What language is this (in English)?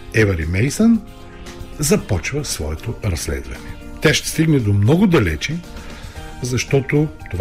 Bulgarian